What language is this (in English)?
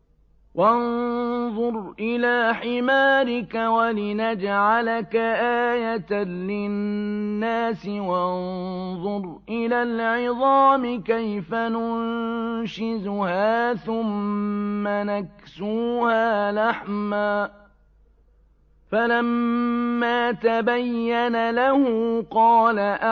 Arabic